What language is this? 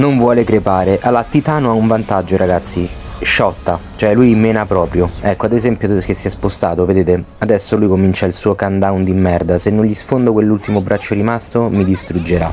Italian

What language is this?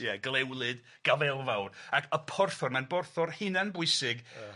Welsh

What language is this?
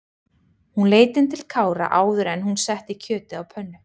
Icelandic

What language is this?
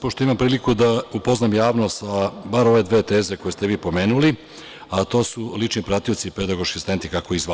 Serbian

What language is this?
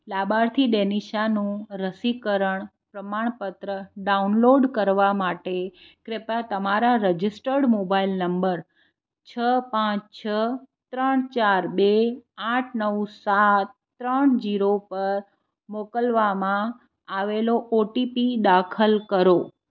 Gujarati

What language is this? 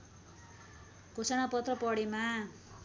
Nepali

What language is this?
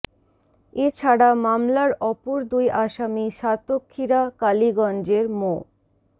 Bangla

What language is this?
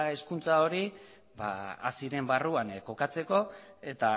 Basque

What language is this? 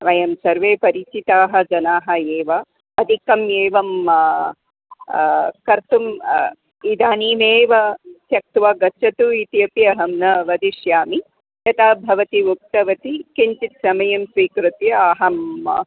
Sanskrit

